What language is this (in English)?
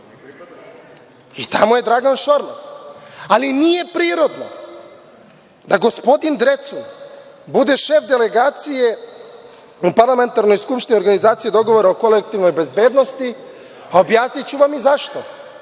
Serbian